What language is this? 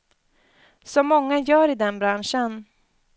Swedish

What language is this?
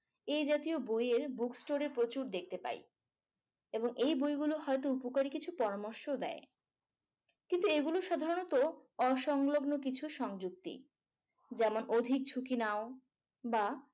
Bangla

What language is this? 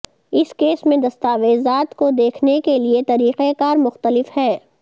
Urdu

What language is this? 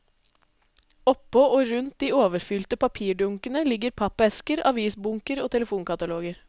Norwegian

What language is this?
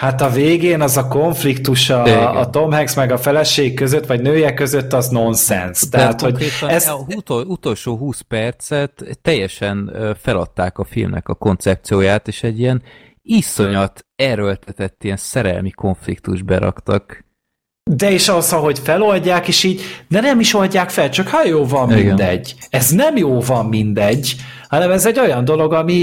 Hungarian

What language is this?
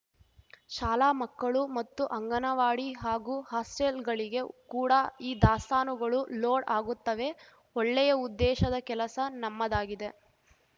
Kannada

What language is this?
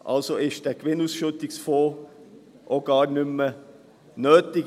Swiss German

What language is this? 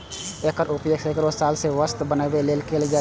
Maithili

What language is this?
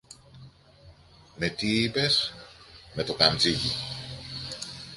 Greek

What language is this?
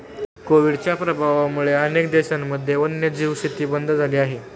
Marathi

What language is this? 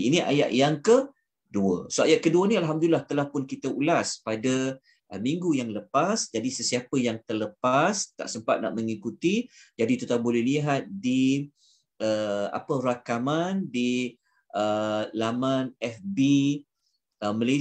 Malay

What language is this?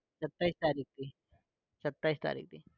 Gujarati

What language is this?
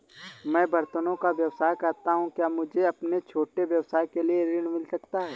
Hindi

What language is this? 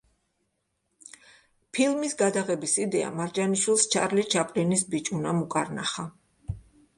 Georgian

